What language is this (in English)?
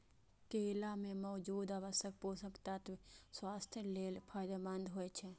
Maithili